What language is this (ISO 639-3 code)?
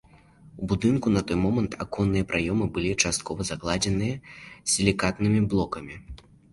bel